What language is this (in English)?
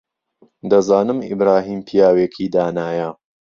Central Kurdish